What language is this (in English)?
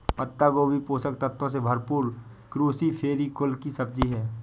Hindi